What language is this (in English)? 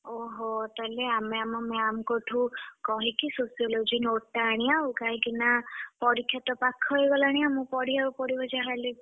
Odia